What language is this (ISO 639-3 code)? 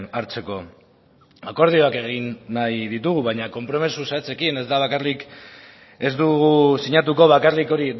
eus